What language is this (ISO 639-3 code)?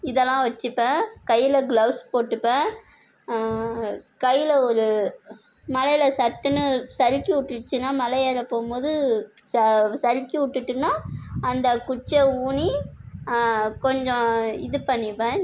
tam